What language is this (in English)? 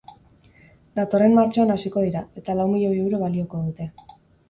Basque